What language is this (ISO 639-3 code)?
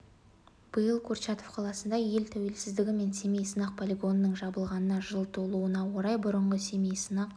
kaz